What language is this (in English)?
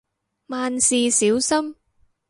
Cantonese